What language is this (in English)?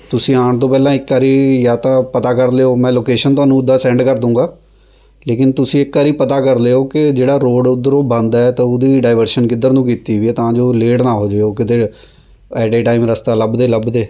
Punjabi